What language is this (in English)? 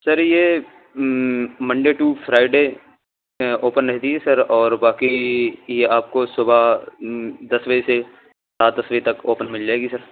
Urdu